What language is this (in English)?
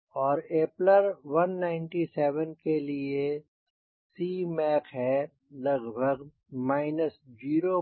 Hindi